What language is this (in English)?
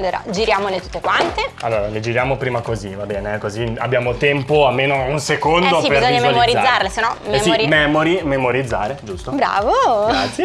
Italian